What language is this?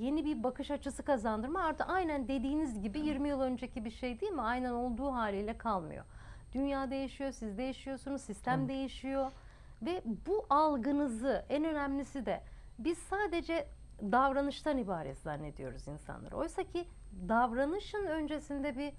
Turkish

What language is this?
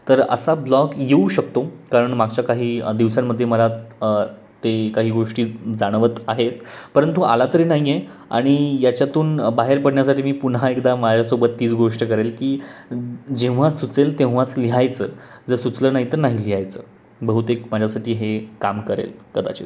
Marathi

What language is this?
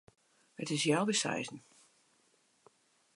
Western Frisian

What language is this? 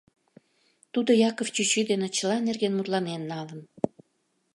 Mari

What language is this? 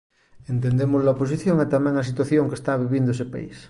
Galician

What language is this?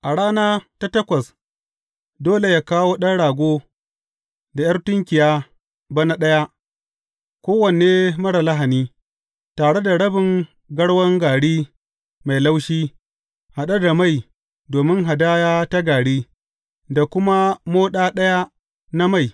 Hausa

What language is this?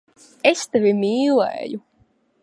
Latvian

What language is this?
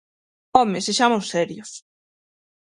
Galician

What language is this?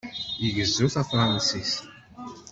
Kabyle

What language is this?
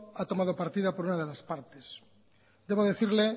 Spanish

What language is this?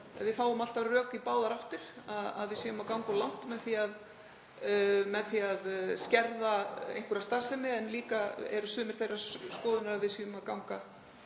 Icelandic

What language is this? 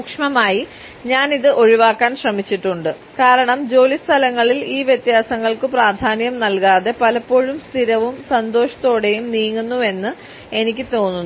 Malayalam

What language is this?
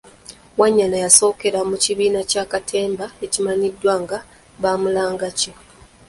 Ganda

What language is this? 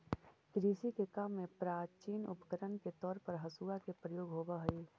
Magahi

